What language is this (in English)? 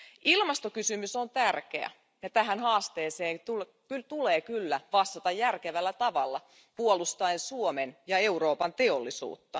Finnish